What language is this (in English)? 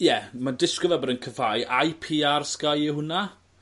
Welsh